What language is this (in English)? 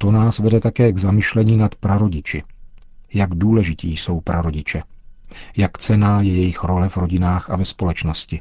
Czech